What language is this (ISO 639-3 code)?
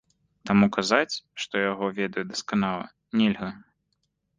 bel